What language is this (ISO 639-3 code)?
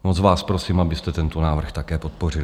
ces